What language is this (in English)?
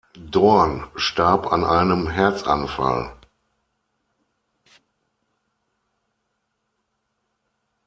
German